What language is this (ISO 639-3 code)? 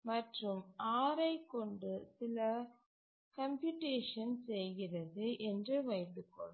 tam